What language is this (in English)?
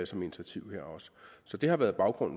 Danish